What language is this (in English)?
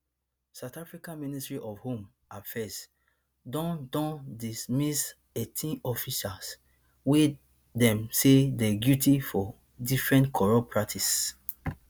Nigerian Pidgin